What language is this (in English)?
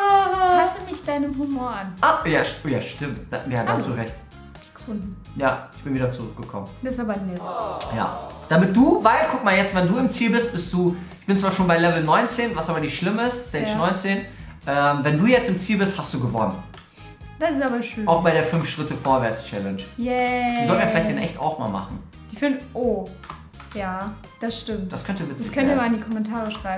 German